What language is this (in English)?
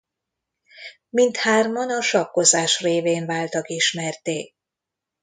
Hungarian